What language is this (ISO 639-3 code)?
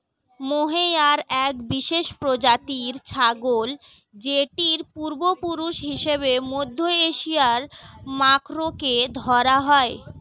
ben